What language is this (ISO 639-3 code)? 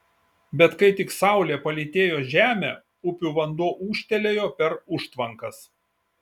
lit